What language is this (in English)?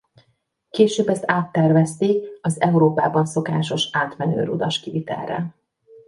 Hungarian